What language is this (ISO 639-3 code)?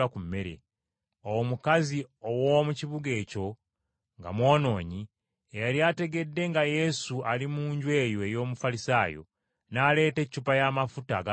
lug